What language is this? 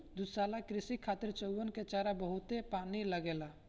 Bhojpuri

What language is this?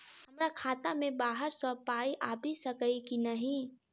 Maithili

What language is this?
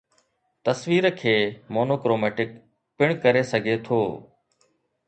Sindhi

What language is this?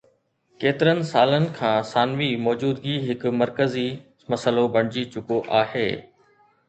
Sindhi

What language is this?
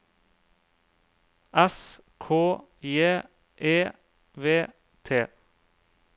Norwegian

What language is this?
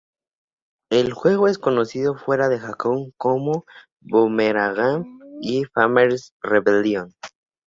Spanish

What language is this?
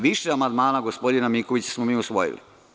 Serbian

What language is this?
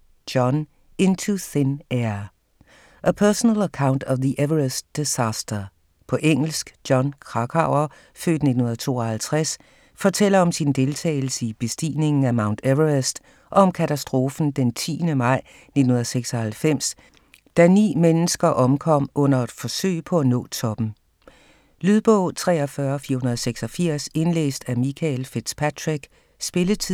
Danish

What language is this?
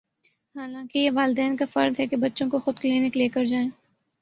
Urdu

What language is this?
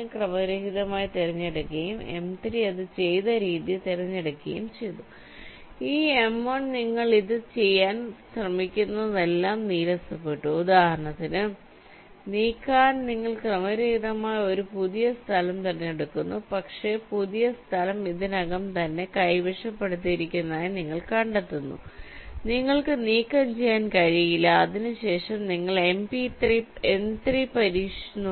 Malayalam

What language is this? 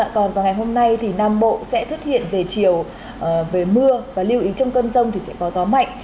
Vietnamese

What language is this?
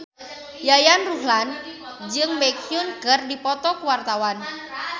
Sundanese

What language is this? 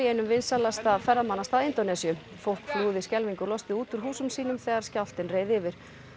Icelandic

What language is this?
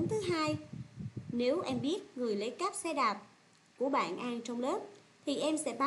Vietnamese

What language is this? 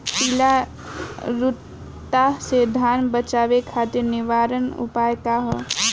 Bhojpuri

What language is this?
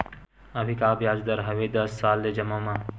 Chhattisgarhi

